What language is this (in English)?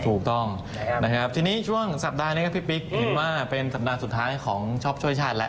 Thai